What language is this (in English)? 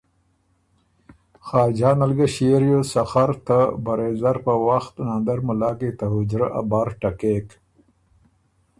Ormuri